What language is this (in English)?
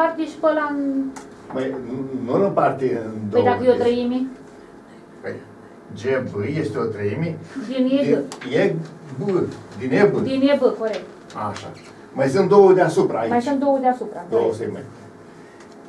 Romanian